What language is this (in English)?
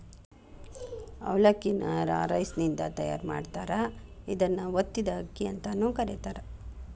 Kannada